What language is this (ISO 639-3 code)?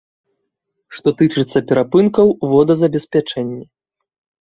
bel